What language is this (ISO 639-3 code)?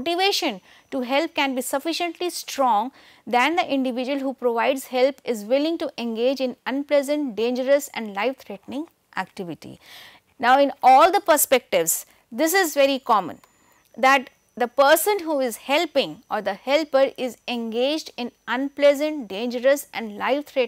eng